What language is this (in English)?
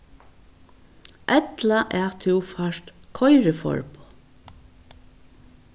Faroese